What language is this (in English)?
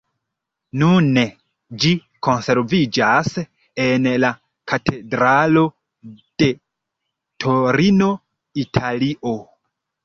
Esperanto